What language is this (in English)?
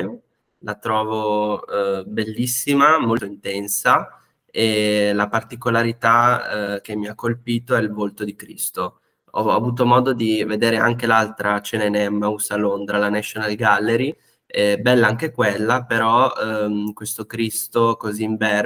Italian